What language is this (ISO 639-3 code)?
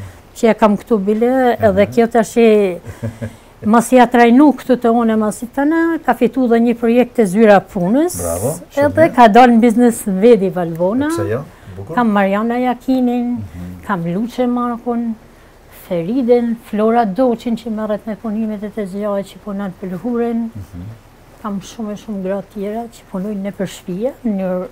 ron